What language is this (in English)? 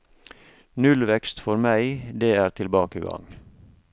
Norwegian